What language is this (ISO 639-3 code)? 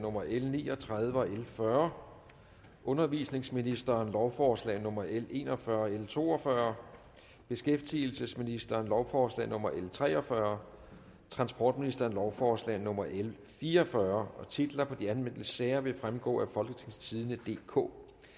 dan